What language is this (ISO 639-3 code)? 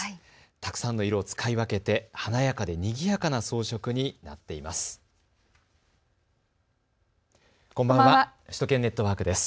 jpn